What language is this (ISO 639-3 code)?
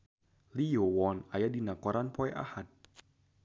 sun